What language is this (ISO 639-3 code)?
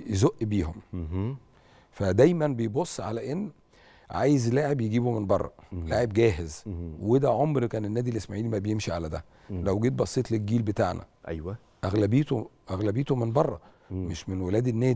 ara